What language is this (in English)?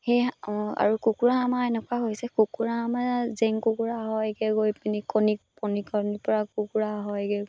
Assamese